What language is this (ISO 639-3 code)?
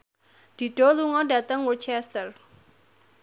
jav